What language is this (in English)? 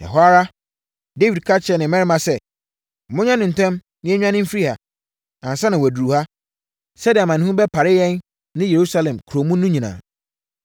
Akan